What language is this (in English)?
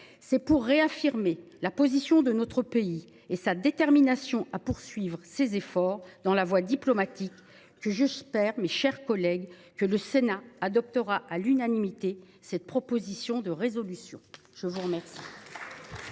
French